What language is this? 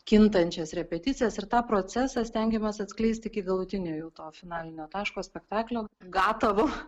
Lithuanian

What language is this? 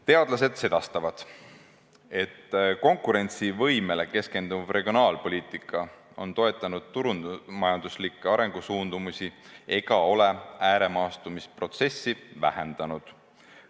Estonian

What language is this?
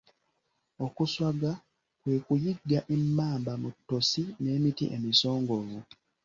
Ganda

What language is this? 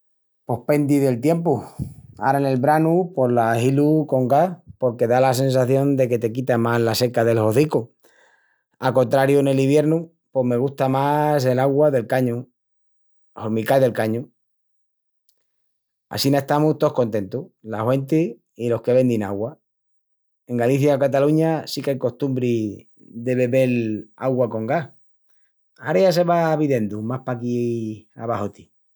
Extremaduran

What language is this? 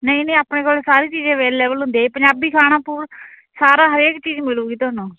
Punjabi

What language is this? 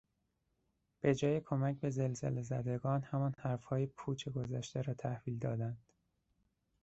Persian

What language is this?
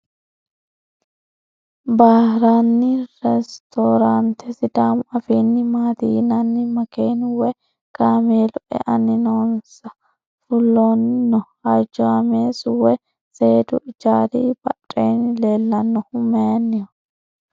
Sidamo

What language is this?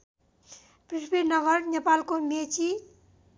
Nepali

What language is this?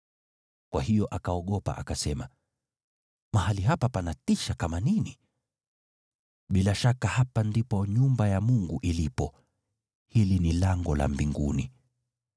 Swahili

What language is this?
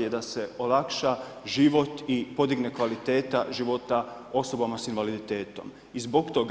Croatian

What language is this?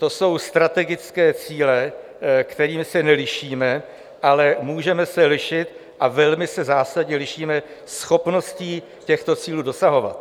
Czech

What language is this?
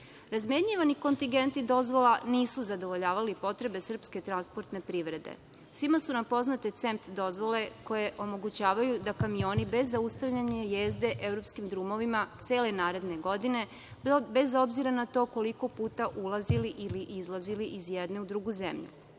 Serbian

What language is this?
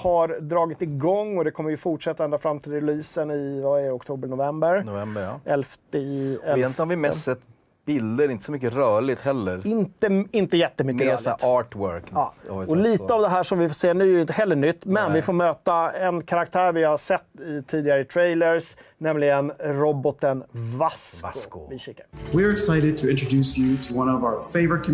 Swedish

